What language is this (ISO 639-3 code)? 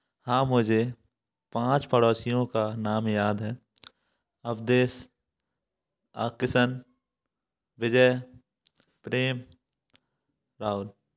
hin